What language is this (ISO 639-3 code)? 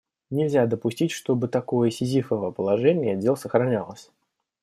rus